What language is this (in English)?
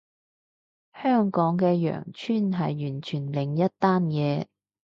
Cantonese